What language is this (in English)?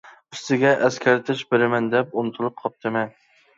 Uyghur